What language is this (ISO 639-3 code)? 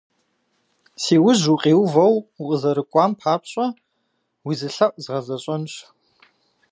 kbd